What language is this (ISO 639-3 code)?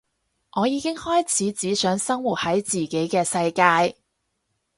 yue